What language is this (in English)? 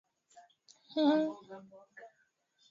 Swahili